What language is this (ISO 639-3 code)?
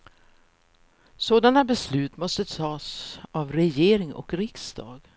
swe